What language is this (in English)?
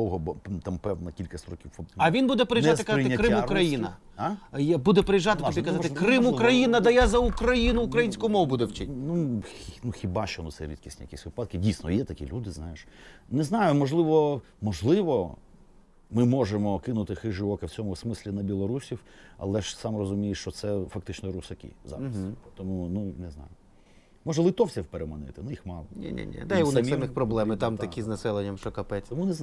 Ukrainian